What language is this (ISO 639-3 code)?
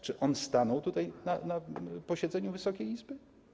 pol